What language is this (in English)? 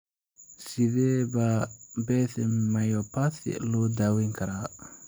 Somali